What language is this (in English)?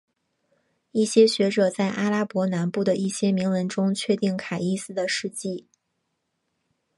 Chinese